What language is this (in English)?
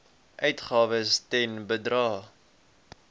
Afrikaans